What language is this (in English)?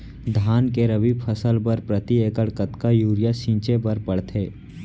Chhattisgarhi